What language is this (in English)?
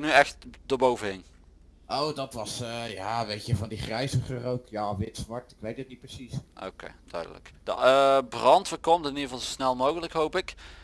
Dutch